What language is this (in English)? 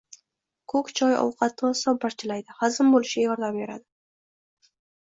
Uzbek